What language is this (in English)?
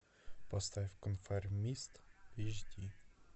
Russian